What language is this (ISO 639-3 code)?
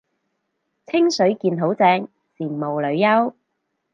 yue